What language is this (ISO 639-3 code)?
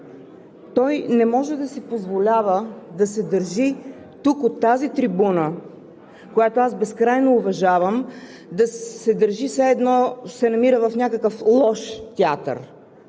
bul